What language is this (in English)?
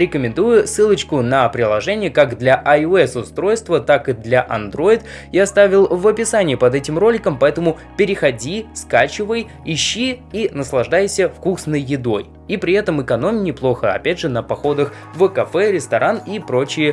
Russian